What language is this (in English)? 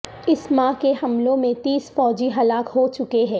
Urdu